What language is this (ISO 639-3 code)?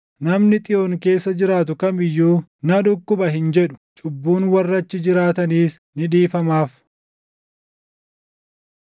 orm